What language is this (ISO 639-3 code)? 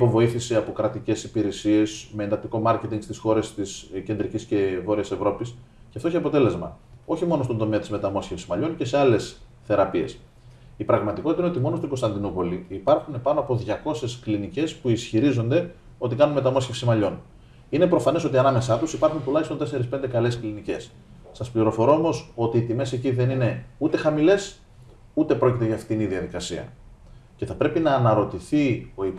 ell